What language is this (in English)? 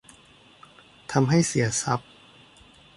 Thai